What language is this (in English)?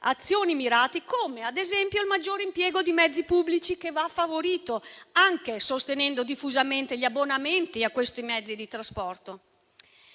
Italian